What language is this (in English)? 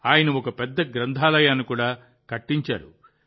Telugu